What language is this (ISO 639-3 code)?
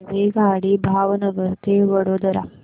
mar